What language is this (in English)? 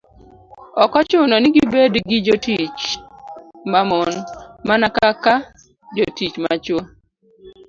Luo (Kenya and Tanzania)